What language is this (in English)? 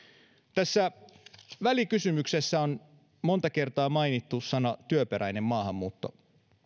Finnish